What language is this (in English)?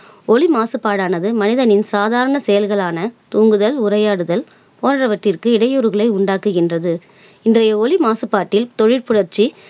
Tamil